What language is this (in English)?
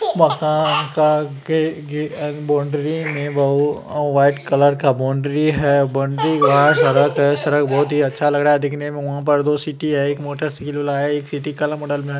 Magahi